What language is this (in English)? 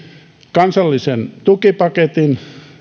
Finnish